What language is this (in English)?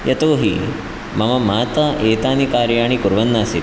Sanskrit